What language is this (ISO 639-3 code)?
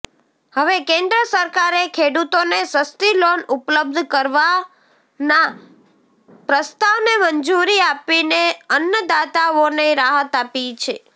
guj